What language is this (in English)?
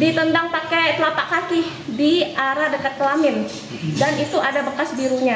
Indonesian